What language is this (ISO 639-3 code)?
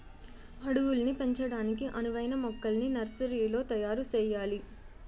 tel